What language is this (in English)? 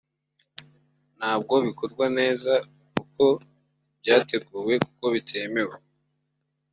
Kinyarwanda